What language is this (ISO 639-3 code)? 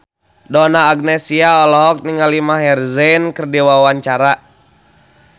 sun